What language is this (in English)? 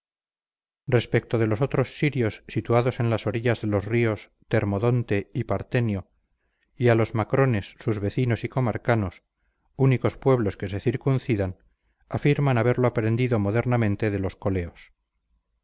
Spanish